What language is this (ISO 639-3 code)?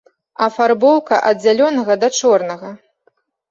bel